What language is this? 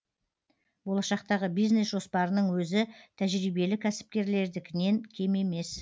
Kazakh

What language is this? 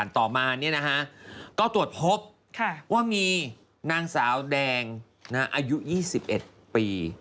Thai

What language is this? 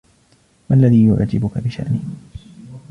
Arabic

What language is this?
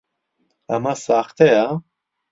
Central Kurdish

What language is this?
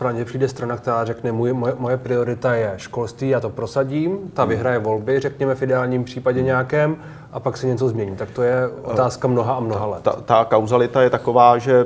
Czech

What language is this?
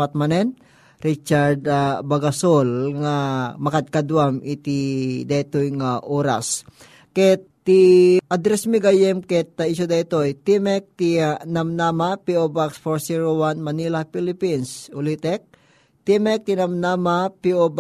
Filipino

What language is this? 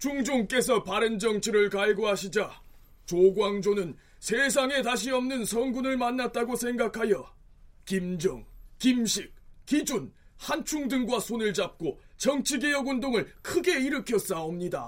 Korean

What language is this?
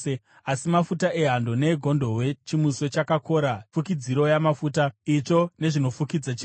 Shona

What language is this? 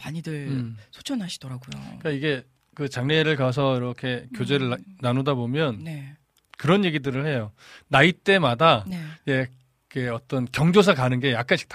Korean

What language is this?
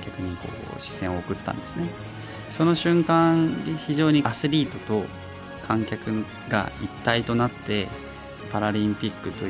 Japanese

